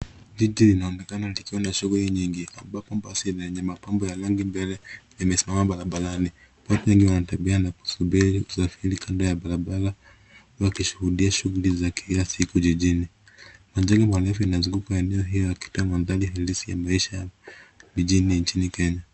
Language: Swahili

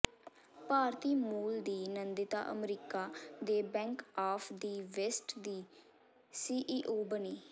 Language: Punjabi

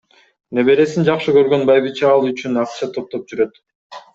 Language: Kyrgyz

